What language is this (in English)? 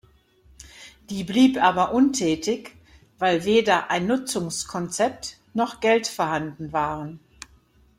German